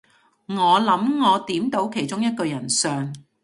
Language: Cantonese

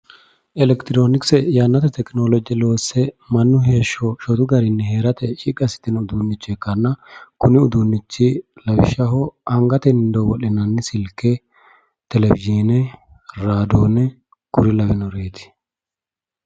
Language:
Sidamo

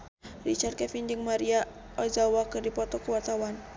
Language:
Sundanese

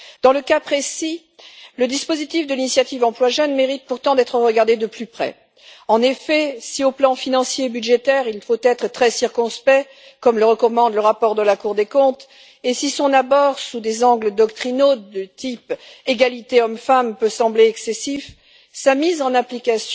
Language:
French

